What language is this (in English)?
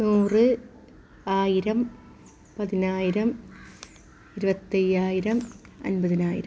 Malayalam